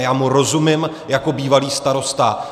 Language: Czech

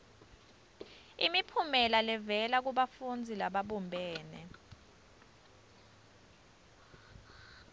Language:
Swati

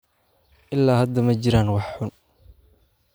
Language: Somali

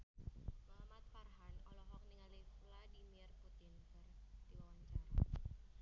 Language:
Sundanese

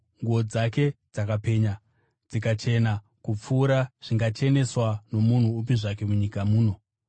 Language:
Shona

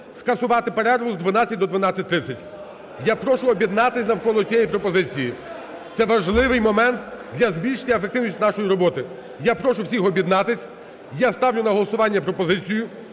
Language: Ukrainian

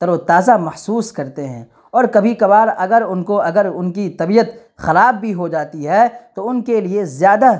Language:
Urdu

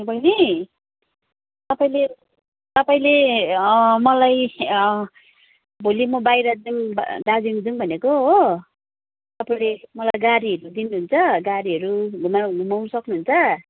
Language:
Nepali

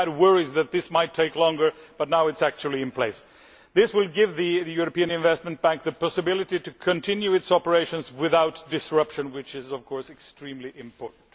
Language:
English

